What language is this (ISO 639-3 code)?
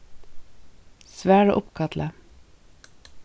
fao